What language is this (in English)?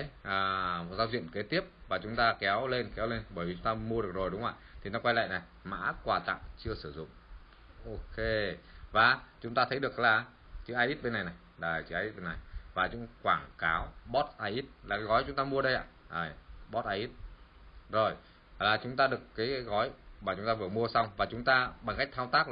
Vietnamese